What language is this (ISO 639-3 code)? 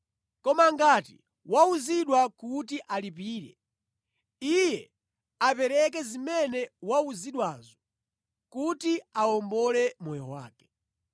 nya